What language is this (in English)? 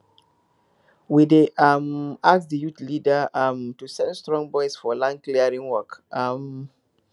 Nigerian Pidgin